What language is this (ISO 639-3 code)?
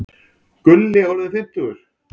isl